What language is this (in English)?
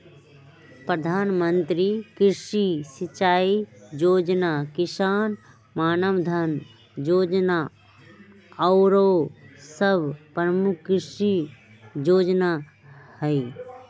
Magahi